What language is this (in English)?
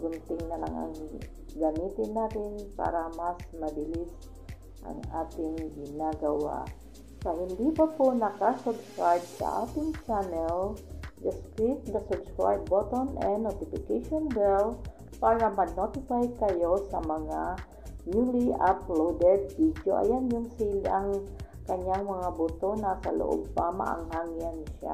Filipino